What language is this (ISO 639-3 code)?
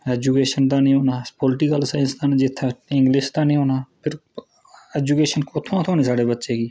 doi